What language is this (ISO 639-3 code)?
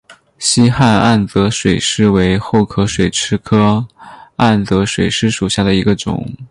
zho